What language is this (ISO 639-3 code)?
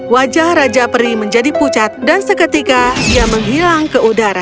ind